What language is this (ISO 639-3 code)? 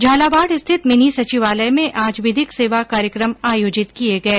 hin